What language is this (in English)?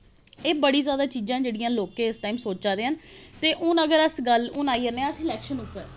Dogri